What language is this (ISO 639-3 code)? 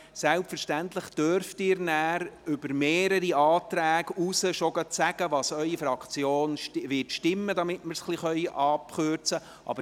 gsw